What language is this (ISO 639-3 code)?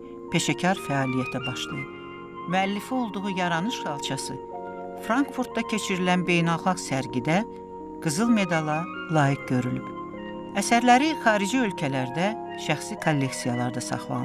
tur